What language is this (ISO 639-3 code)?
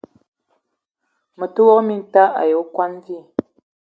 eto